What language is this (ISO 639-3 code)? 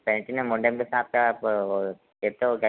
hin